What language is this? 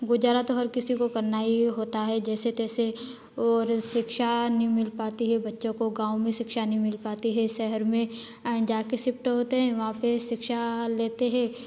Hindi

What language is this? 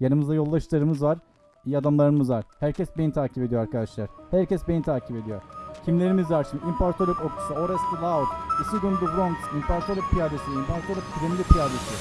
Turkish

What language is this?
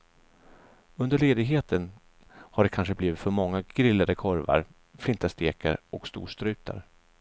Swedish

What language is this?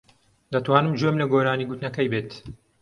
Central Kurdish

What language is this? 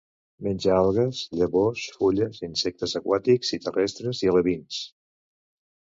Catalan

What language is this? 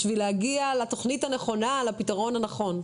Hebrew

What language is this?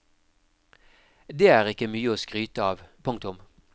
Norwegian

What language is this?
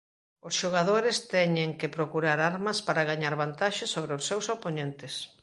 Galician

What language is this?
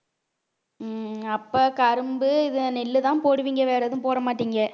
Tamil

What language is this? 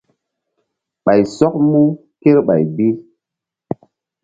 Mbum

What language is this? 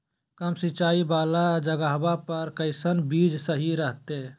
Magahi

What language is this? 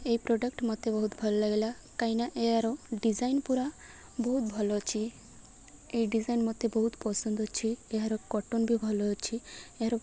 Odia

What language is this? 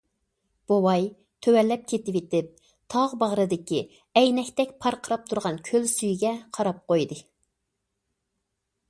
Uyghur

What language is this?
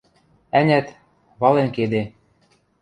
Western Mari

